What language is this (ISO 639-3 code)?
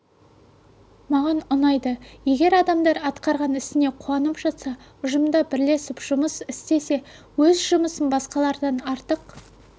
kaz